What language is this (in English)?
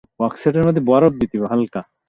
Bangla